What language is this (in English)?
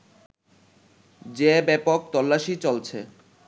Bangla